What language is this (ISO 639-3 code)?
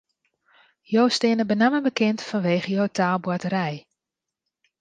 fry